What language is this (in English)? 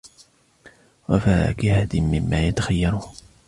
Arabic